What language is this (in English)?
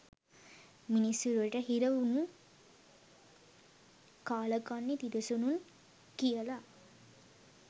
Sinhala